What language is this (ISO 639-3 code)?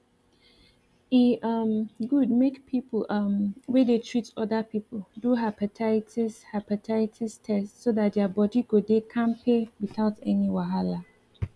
pcm